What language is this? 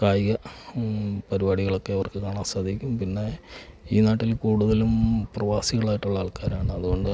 Malayalam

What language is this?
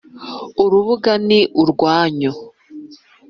Kinyarwanda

